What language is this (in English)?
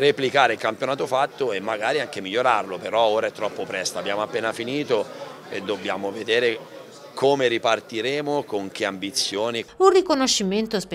Italian